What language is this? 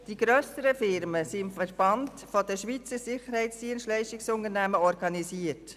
Swiss German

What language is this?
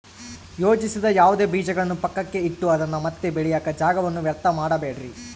Kannada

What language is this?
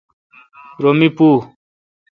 Kalkoti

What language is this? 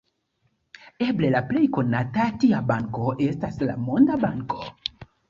Esperanto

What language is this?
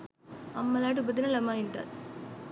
Sinhala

